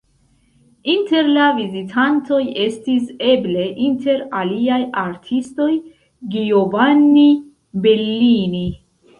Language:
Esperanto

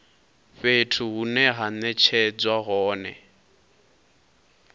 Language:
Venda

